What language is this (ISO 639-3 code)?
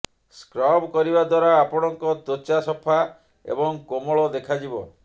ori